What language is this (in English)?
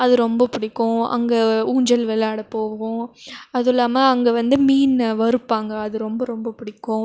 Tamil